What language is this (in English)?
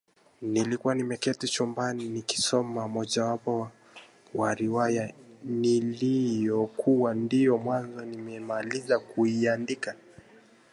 Swahili